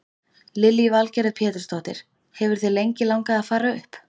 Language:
Icelandic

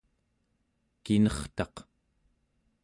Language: Central Yupik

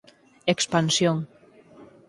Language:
Galician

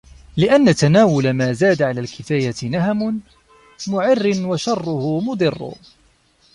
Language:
Arabic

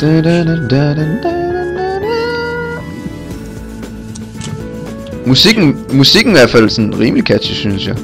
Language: Danish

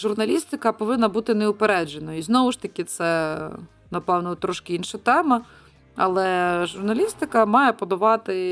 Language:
Ukrainian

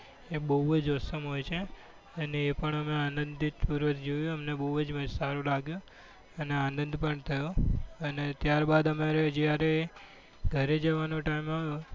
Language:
Gujarati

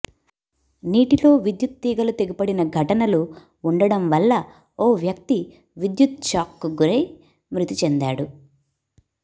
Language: Telugu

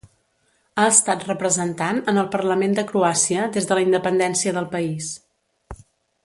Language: Catalan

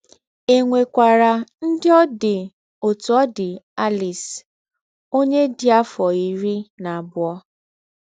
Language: Igbo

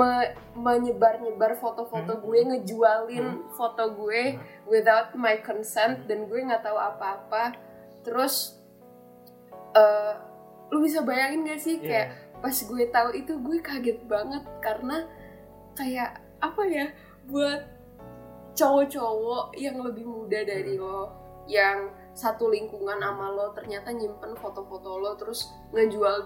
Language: Indonesian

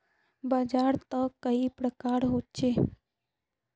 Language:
Magahi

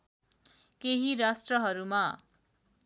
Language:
Nepali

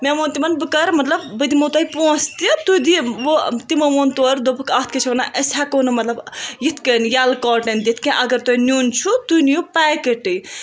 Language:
Kashmiri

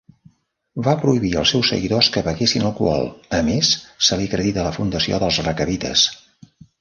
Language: Catalan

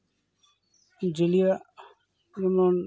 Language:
Santali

